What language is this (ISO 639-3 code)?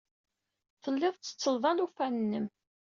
kab